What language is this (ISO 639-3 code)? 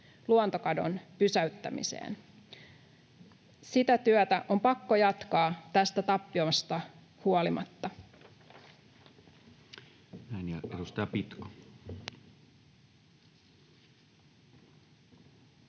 fin